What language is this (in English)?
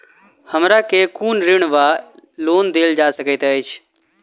Maithili